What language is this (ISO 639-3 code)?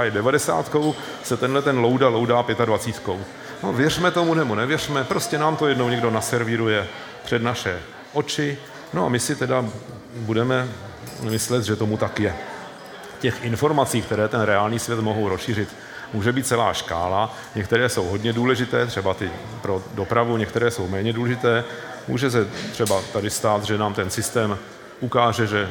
ces